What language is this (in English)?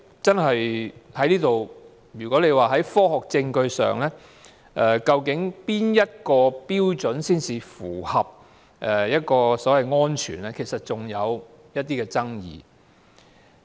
Cantonese